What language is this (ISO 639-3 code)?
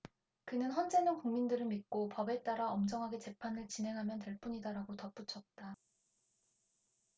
kor